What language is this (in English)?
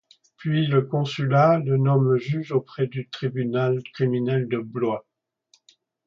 French